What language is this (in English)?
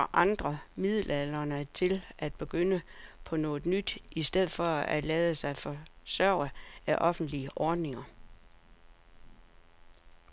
Danish